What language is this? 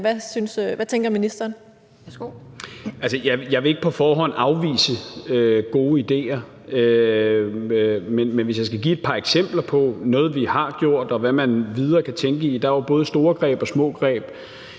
Danish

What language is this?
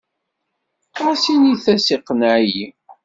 Kabyle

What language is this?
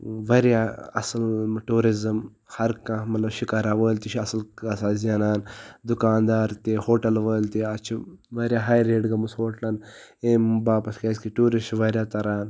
Kashmiri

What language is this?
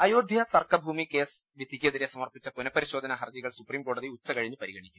Malayalam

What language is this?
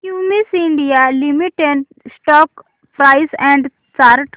Marathi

